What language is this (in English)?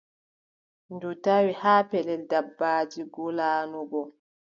Adamawa Fulfulde